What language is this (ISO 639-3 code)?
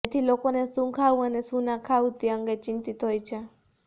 guj